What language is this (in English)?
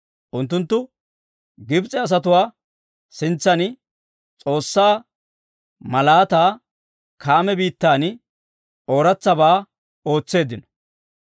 Dawro